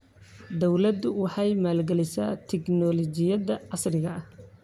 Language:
Somali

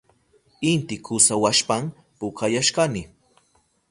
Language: Southern Pastaza Quechua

